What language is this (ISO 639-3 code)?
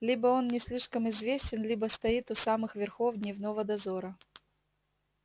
rus